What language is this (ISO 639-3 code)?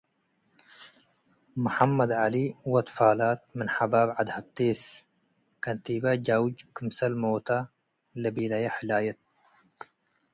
tig